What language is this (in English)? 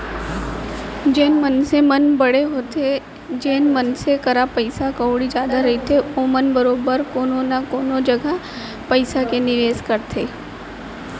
Chhattisgarhi